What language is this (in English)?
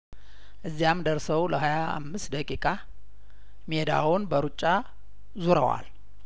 Amharic